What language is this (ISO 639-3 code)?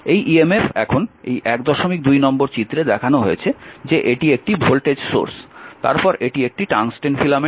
ben